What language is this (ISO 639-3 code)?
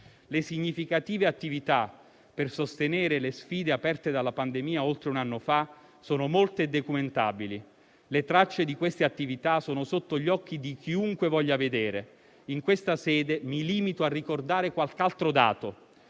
ita